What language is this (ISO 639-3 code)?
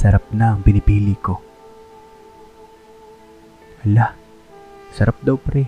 fil